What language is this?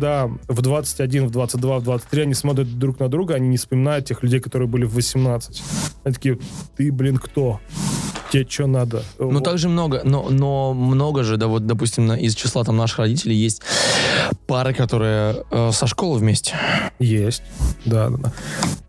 Russian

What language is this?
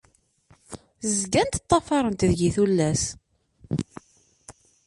Kabyle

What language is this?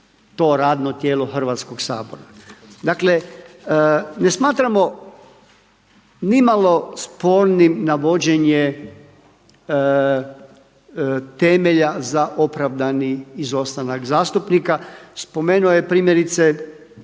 Croatian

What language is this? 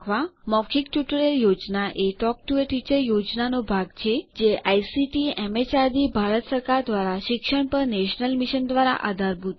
Gujarati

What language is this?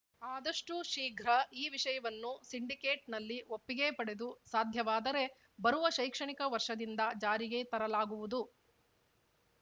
Kannada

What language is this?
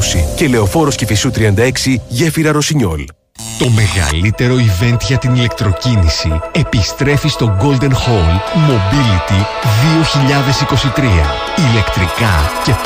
Greek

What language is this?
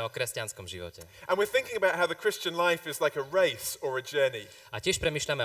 Slovak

